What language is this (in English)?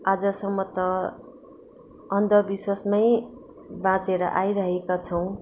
Nepali